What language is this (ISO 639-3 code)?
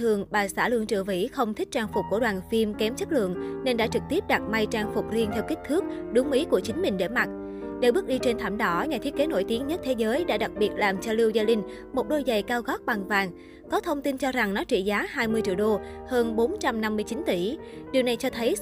vie